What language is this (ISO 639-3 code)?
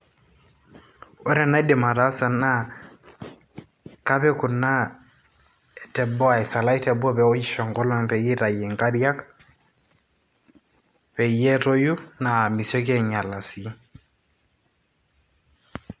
mas